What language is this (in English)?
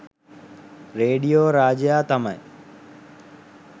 Sinhala